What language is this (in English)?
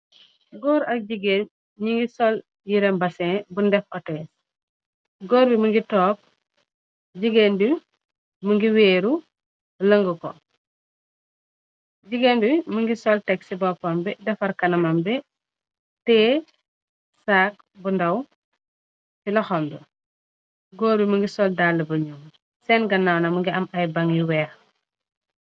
Wolof